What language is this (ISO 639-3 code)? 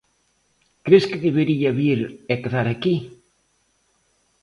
glg